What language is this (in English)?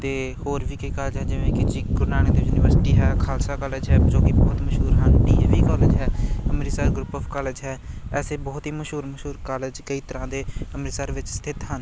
Punjabi